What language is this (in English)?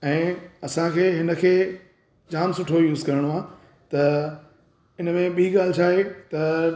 Sindhi